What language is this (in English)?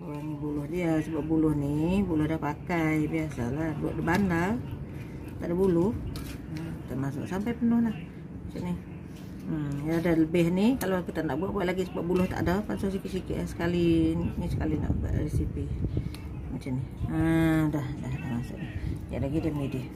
Malay